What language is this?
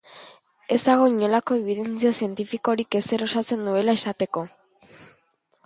Basque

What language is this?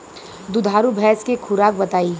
Bhojpuri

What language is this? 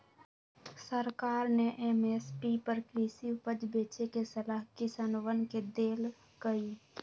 Magahi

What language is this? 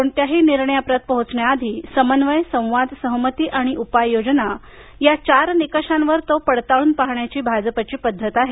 Marathi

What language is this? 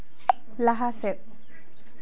Santali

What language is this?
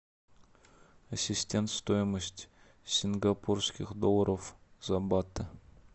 Russian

